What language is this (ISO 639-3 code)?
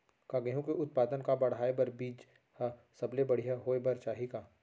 hne